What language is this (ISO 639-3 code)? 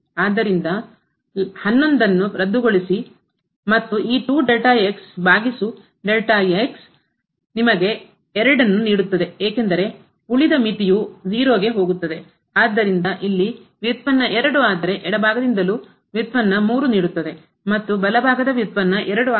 kan